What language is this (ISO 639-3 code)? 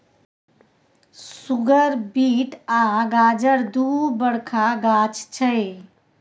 mai